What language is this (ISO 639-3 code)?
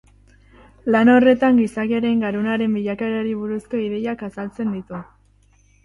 eus